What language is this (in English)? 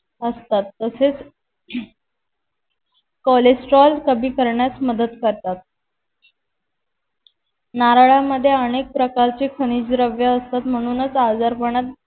Marathi